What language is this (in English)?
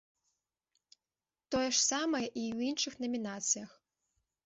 Belarusian